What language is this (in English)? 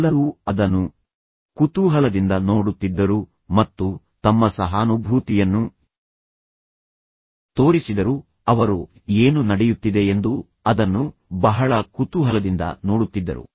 Kannada